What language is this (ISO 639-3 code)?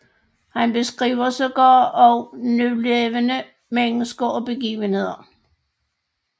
dan